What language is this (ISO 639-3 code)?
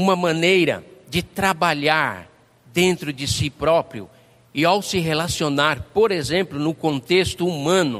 por